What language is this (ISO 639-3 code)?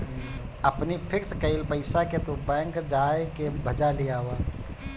bho